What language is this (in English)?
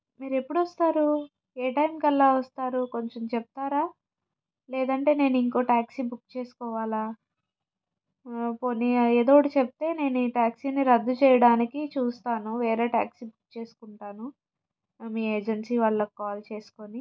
Telugu